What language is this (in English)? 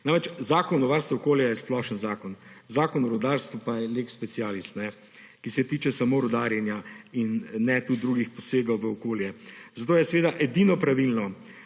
Slovenian